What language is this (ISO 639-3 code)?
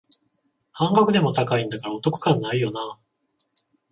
jpn